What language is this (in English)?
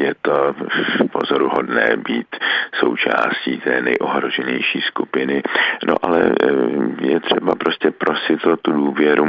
Czech